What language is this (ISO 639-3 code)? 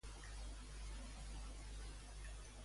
cat